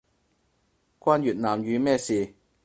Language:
Cantonese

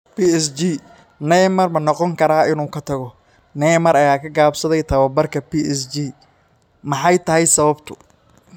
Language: Somali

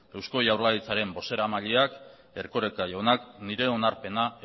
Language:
Basque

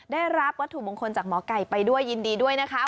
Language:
Thai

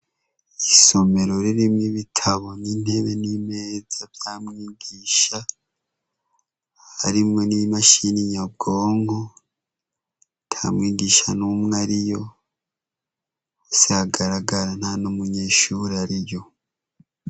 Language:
Rundi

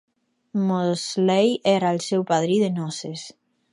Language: Catalan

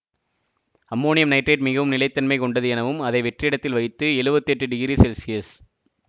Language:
Tamil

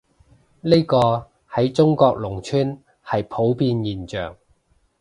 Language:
Cantonese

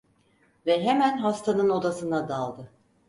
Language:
Turkish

